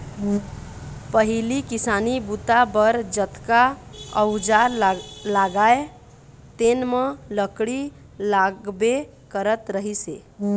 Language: Chhattisgarhi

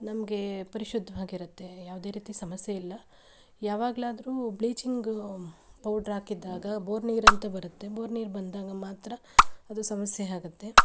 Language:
Kannada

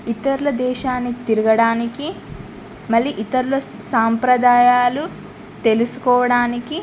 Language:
Telugu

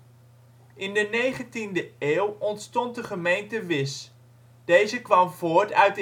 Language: Dutch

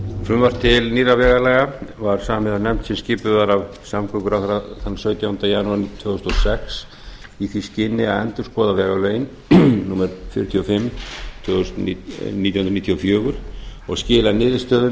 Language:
Icelandic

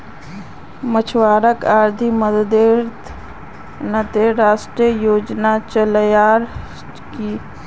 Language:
Magahi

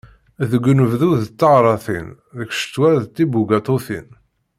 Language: Kabyle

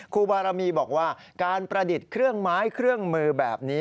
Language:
Thai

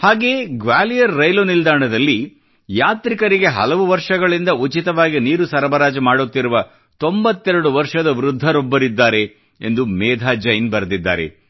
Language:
Kannada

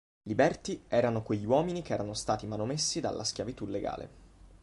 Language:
Italian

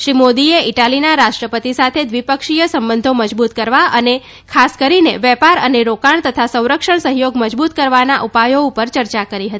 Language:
Gujarati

